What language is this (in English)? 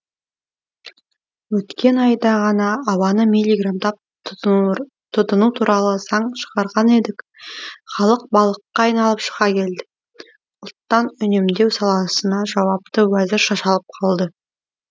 Kazakh